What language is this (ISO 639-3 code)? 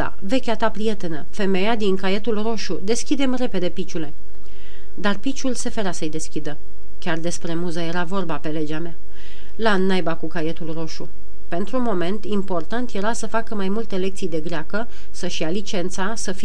ron